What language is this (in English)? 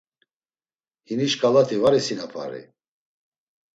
Laz